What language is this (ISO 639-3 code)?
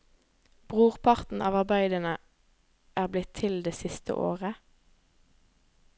nor